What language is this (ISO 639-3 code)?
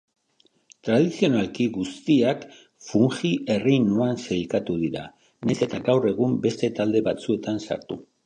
eus